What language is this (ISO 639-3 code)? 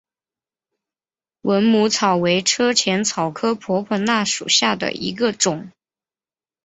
zho